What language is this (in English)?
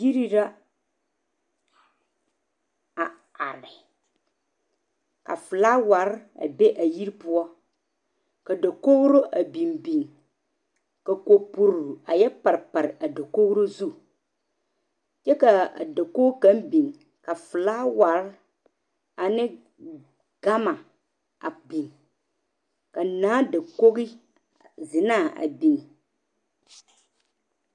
Southern Dagaare